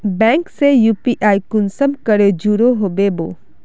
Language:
Magahi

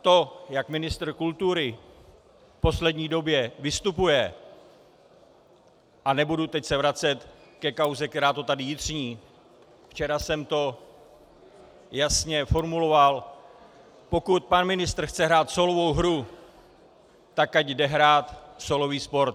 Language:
Czech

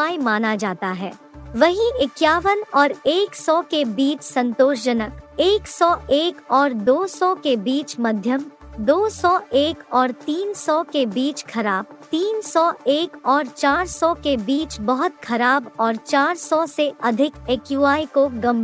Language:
Hindi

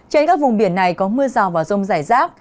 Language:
Vietnamese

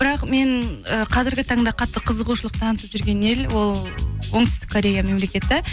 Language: Kazakh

